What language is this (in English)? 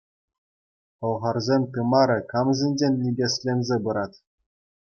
Chuvash